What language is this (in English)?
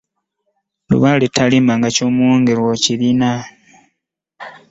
Ganda